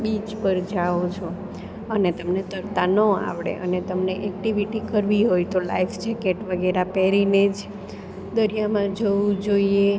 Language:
Gujarati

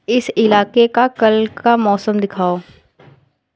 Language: Hindi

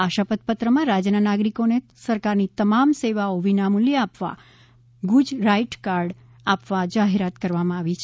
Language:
Gujarati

